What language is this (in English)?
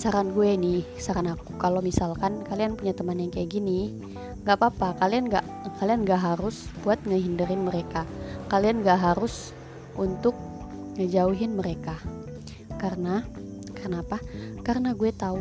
Indonesian